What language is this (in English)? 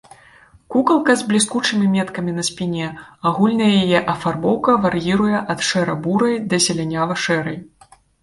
Belarusian